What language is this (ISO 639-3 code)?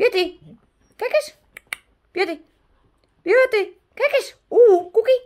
nld